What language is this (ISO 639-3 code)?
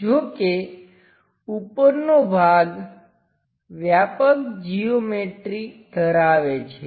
guj